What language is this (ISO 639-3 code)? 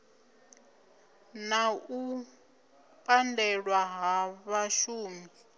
ven